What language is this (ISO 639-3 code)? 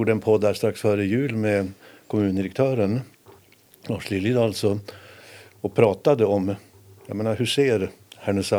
swe